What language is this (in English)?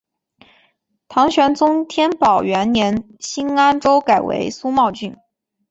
Chinese